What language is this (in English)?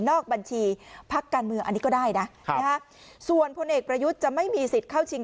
Thai